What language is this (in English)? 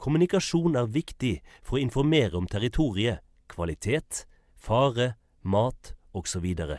Norwegian